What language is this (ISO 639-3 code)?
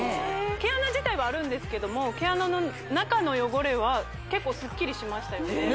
jpn